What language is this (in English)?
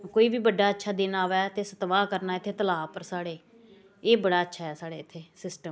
Dogri